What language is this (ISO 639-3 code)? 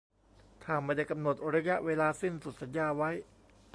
tha